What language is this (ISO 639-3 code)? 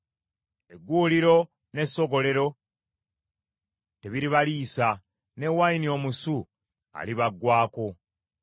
lug